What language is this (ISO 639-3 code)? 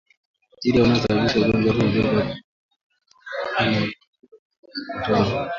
swa